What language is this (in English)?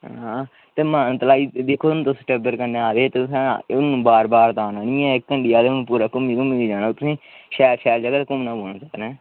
Dogri